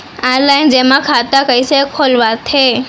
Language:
Chhattisgarhi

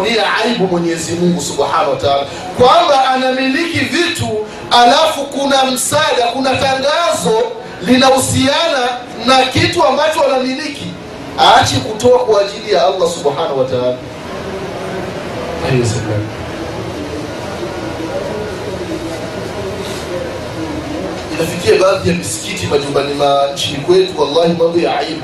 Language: Swahili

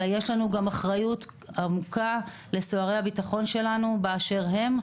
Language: Hebrew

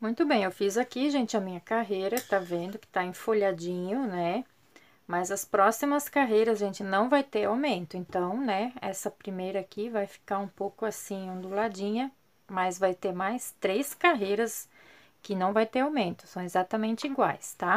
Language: Portuguese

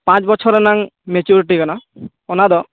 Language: Santali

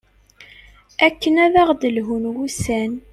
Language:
Kabyle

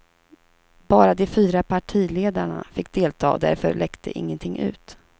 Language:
Swedish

